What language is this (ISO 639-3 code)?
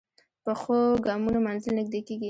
pus